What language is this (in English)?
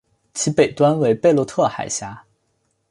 Chinese